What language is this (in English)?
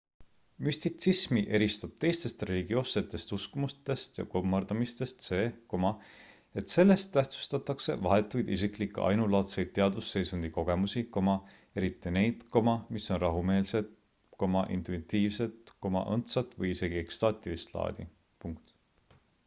Estonian